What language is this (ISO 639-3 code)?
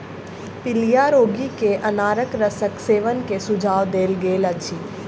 mai